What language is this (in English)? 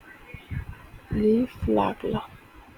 Wolof